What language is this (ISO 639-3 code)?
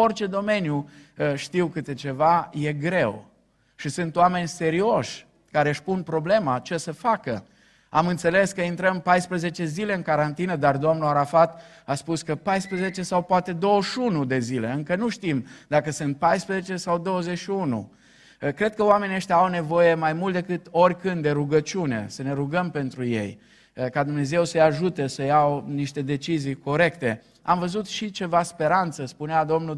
ron